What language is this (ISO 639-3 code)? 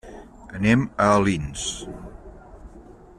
cat